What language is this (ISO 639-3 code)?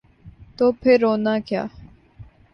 urd